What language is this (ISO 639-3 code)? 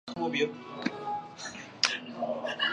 zho